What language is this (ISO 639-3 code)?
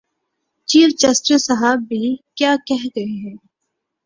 urd